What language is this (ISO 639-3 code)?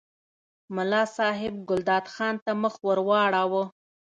pus